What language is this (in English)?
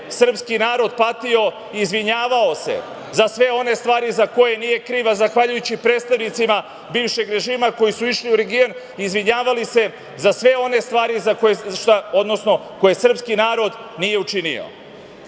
Serbian